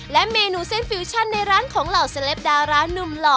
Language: Thai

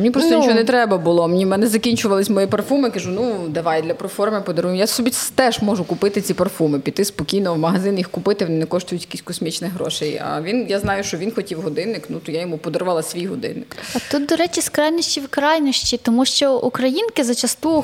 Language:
Ukrainian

